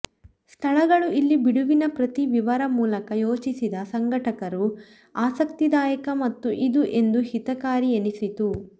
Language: Kannada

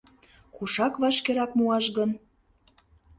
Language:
Mari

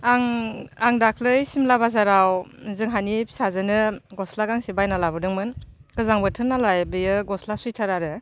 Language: Bodo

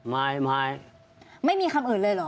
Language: Thai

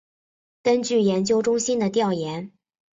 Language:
Chinese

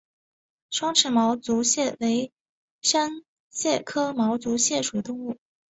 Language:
Chinese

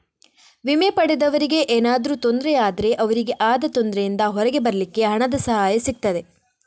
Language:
Kannada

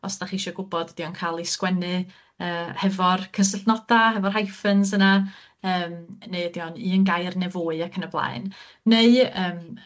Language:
Welsh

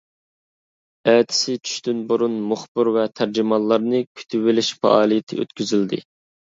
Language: Uyghur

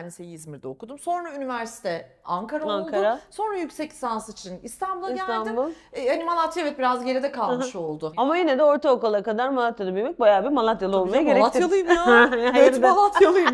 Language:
Turkish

